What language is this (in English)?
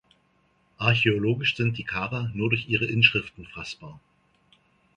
German